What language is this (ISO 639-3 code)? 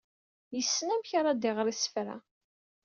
kab